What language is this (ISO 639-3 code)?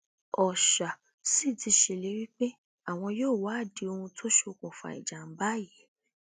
yor